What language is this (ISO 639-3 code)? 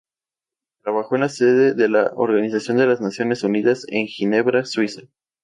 spa